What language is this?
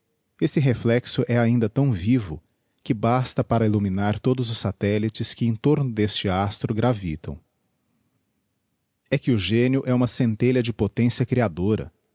Portuguese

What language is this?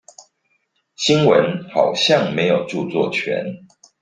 Chinese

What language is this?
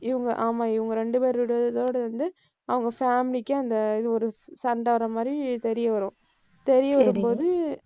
Tamil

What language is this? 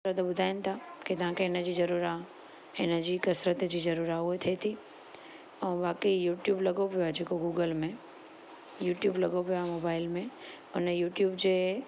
Sindhi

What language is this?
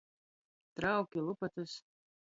Latgalian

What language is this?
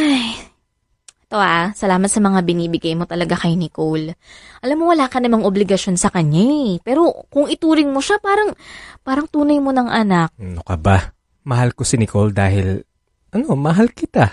Filipino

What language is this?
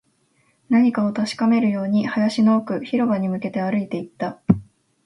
Japanese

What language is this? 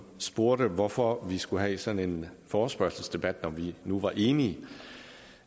Danish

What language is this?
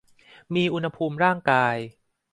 Thai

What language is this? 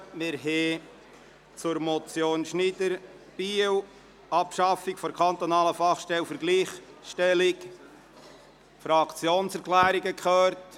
Swiss German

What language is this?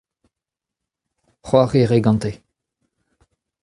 Breton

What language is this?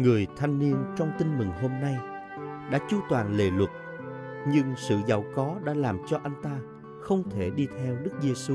Vietnamese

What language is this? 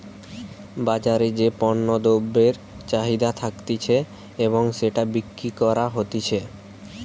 Bangla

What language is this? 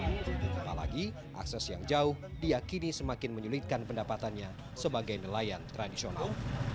Indonesian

